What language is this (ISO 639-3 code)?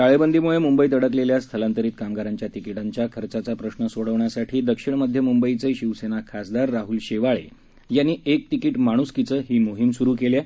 mar